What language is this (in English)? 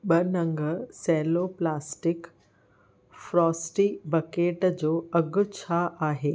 Sindhi